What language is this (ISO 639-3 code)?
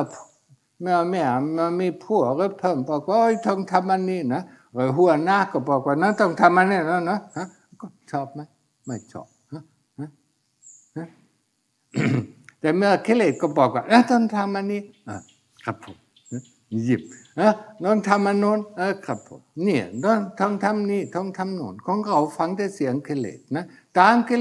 tha